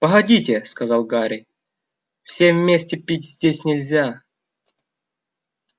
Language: Russian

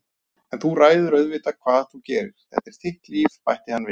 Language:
Icelandic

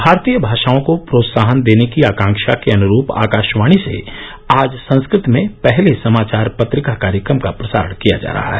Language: Hindi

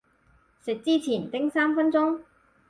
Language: Cantonese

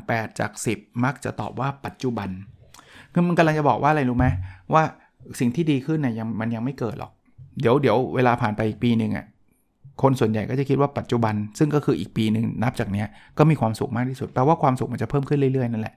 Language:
Thai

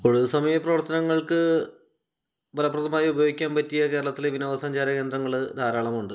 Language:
Malayalam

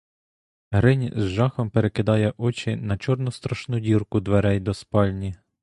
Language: Ukrainian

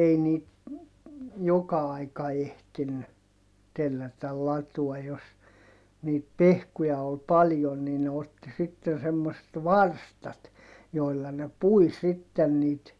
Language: Finnish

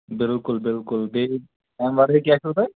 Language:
Kashmiri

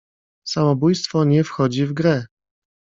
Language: Polish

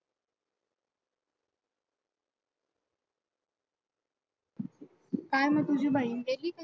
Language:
Marathi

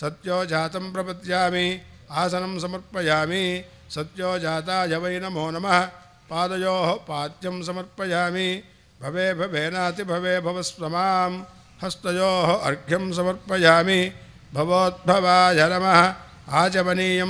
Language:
Arabic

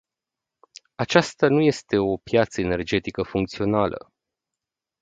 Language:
Romanian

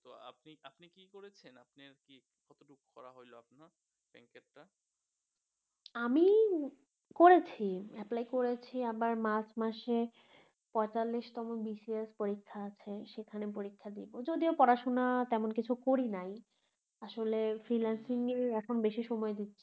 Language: Bangla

